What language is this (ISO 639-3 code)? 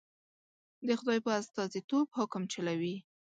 pus